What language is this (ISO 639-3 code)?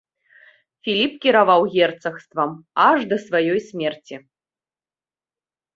bel